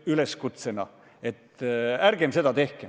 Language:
Estonian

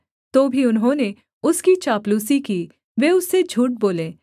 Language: Hindi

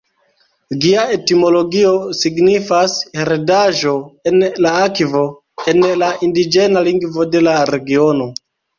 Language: Esperanto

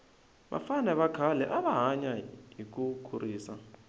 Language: Tsonga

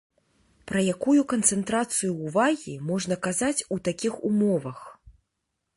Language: Belarusian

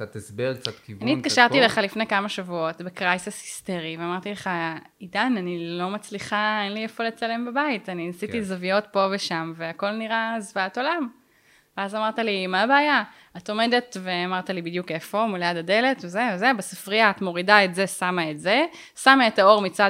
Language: Hebrew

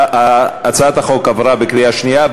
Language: Hebrew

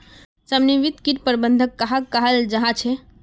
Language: Magahi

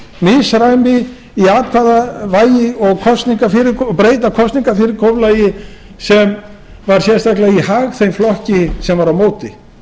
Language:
Icelandic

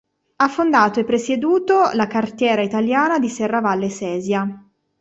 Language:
Italian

